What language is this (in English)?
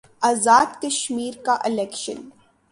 Urdu